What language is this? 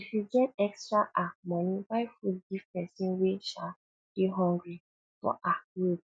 Nigerian Pidgin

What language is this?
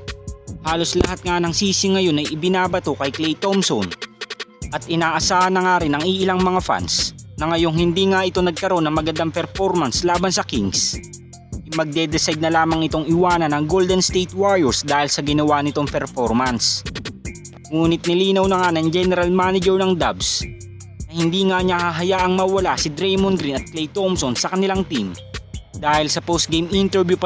Filipino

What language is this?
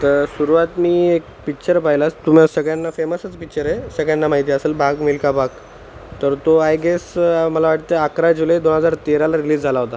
Marathi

